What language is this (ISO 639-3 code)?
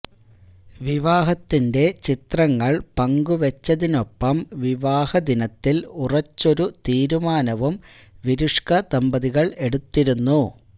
mal